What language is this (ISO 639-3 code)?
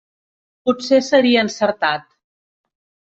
cat